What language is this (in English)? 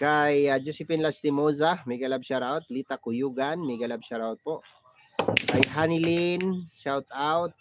Filipino